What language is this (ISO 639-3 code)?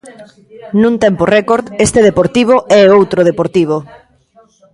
glg